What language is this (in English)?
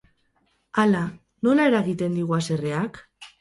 Basque